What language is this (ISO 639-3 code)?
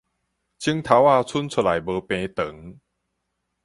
nan